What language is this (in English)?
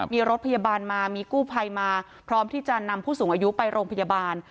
Thai